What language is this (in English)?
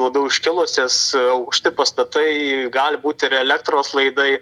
Lithuanian